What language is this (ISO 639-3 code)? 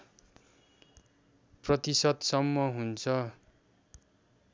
nep